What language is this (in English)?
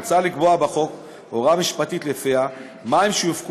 Hebrew